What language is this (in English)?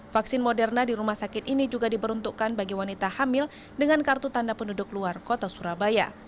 Indonesian